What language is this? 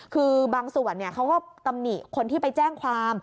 Thai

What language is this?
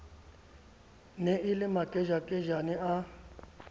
Southern Sotho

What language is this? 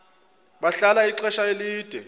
Xhosa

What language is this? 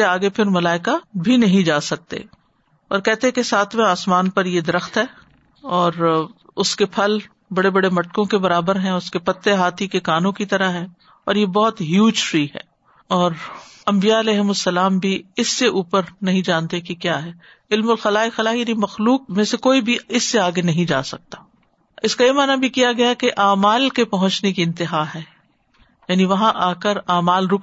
Urdu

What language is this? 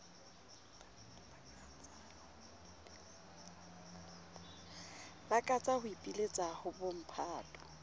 Southern Sotho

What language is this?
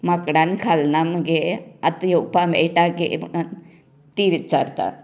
Konkani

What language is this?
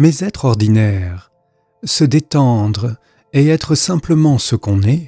French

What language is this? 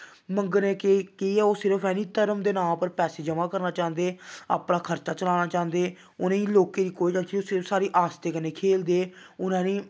Dogri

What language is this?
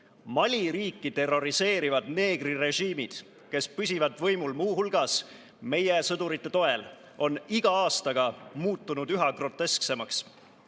Estonian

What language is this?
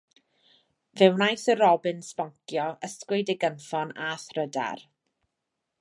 Welsh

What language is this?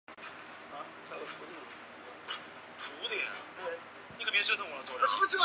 Chinese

